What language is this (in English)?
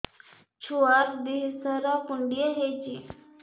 Odia